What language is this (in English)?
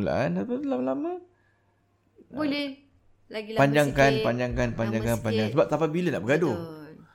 Malay